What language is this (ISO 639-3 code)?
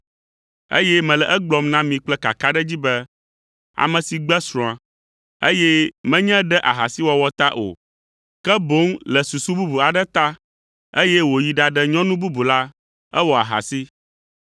ewe